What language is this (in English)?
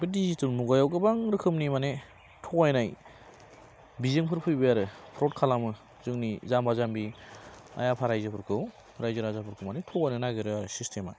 Bodo